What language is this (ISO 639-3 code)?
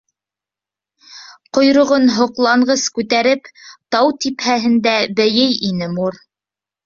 bak